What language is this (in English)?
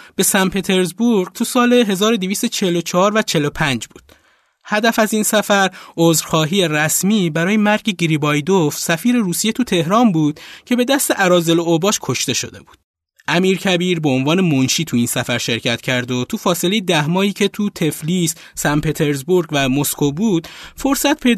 Persian